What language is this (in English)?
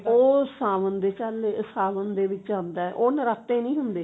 Punjabi